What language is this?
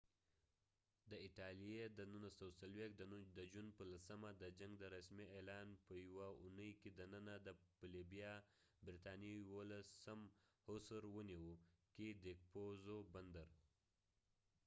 Pashto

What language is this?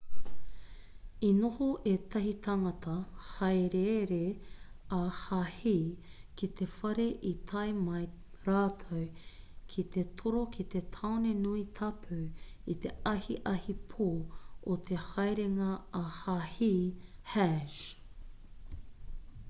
Māori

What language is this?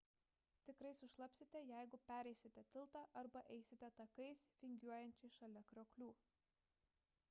Lithuanian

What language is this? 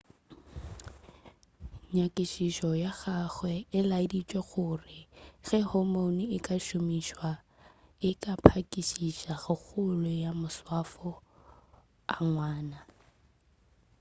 Northern Sotho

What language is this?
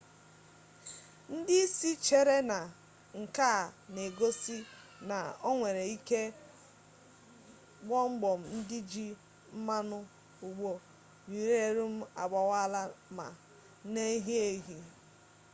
Igbo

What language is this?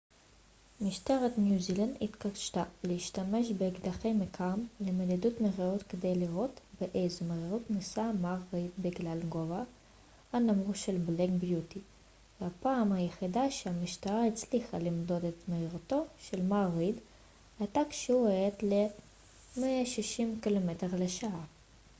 Hebrew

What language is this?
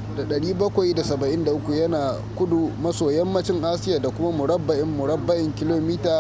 Hausa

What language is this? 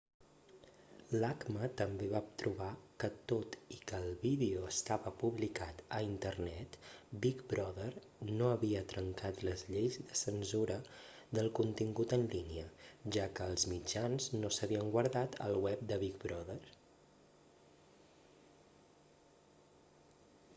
Catalan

